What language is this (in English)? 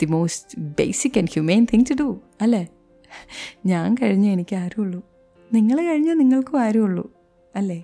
Malayalam